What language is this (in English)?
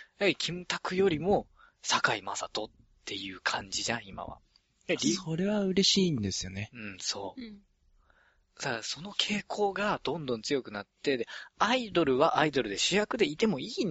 Japanese